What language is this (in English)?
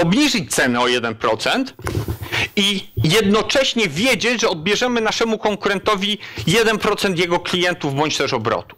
Polish